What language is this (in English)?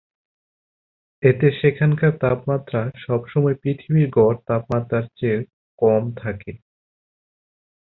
Bangla